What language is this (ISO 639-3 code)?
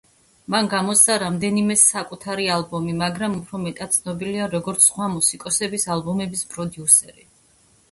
kat